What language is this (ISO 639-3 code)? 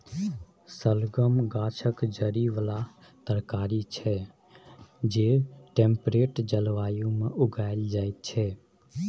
mai